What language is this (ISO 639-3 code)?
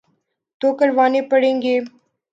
urd